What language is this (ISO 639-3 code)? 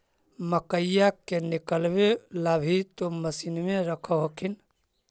mag